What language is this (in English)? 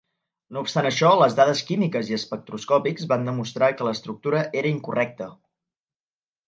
Catalan